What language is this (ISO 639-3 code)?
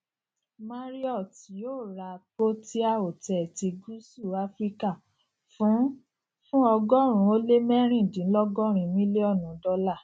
yor